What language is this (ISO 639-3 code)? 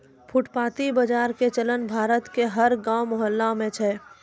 mai